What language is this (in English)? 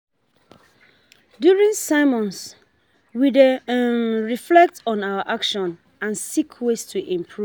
Nigerian Pidgin